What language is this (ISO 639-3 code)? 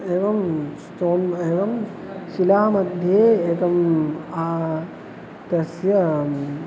san